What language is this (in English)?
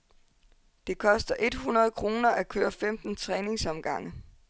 Danish